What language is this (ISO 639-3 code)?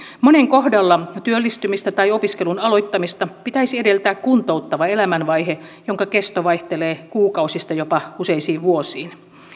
fin